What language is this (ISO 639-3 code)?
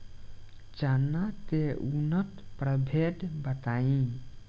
bho